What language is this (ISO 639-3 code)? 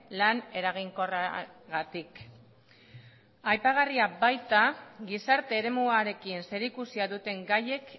eus